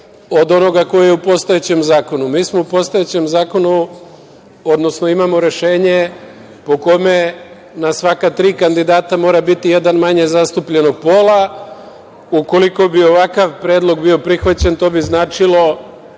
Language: Serbian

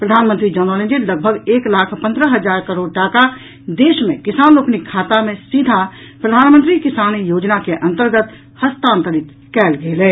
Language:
Maithili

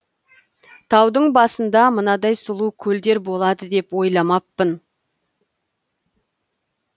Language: Kazakh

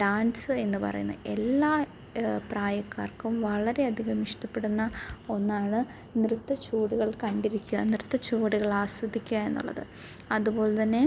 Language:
Malayalam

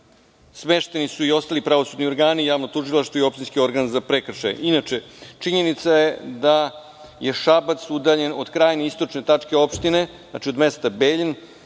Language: Serbian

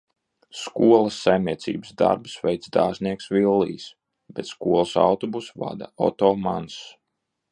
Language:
Latvian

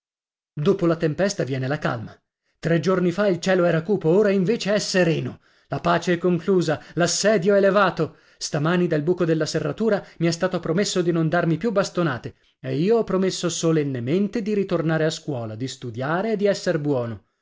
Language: Italian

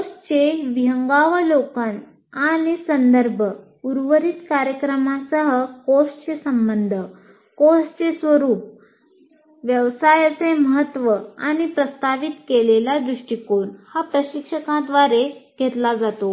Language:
Marathi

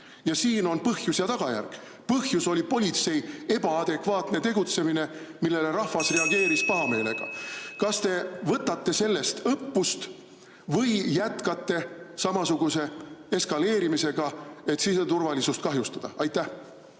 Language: Estonian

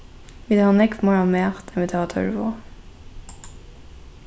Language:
Faroese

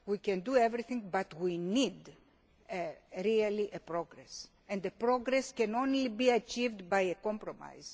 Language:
English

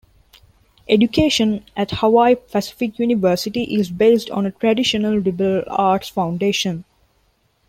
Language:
English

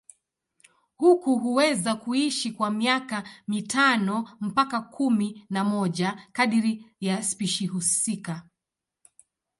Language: Swahili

